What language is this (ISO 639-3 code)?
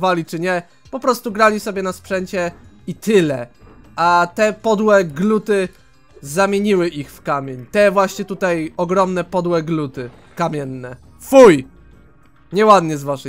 pol